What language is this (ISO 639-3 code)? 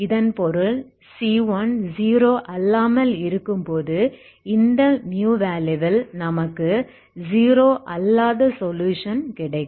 tam